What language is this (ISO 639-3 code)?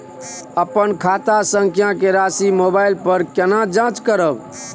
mai